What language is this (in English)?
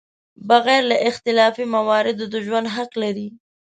Pashto